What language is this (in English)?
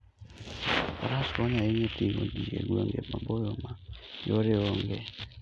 Luo (Kenya and Tanzania)